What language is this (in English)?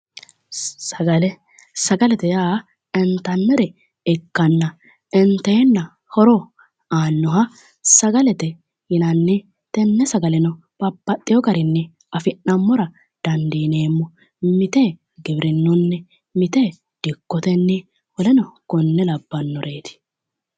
Sidamo